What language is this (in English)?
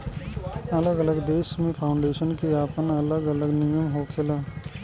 Bhojpuri